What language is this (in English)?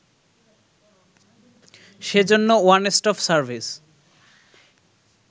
Bangla